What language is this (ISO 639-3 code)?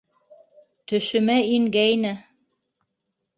bak